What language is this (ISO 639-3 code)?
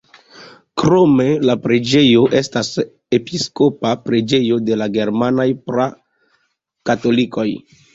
epo